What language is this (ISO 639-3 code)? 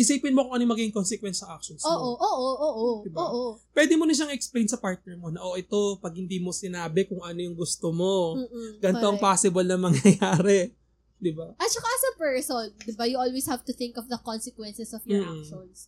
fil